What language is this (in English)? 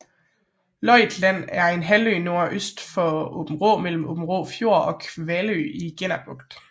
Danish